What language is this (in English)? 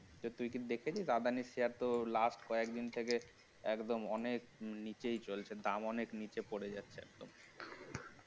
Bangla